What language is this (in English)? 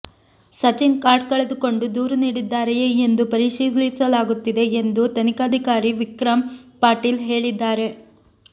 Kannada